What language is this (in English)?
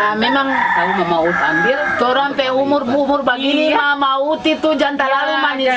Indonesian